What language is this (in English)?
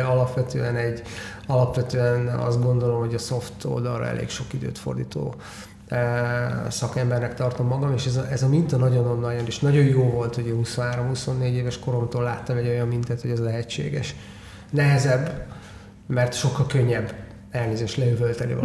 Hungarian